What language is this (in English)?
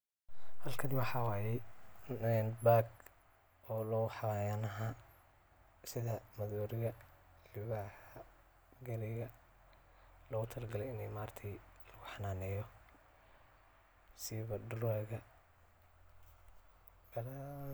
Somali